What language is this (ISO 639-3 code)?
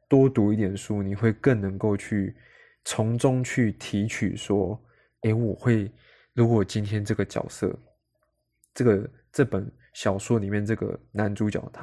zho